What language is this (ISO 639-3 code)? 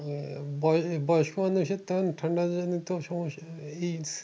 ben